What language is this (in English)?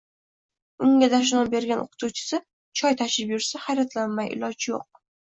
Uzbek